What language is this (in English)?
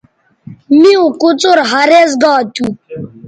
Bateri